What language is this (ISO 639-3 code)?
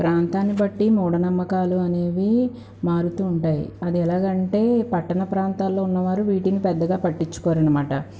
tel